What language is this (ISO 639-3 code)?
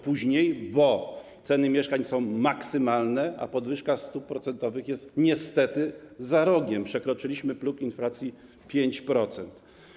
pol